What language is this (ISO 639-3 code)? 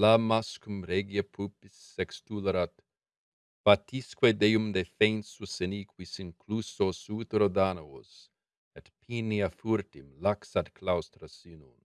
lat